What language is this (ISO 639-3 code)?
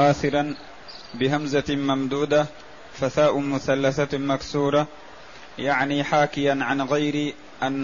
ara